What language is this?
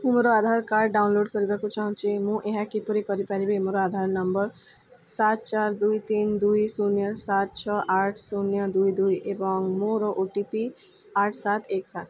Odia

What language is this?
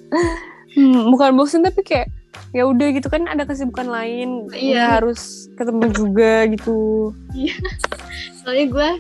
Indonesian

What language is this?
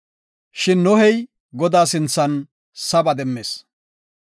Gofa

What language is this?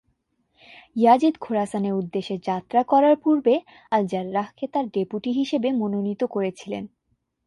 Bangla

